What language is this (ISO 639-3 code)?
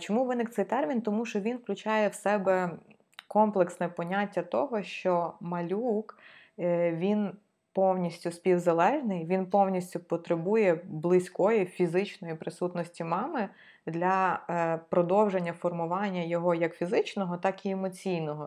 ukr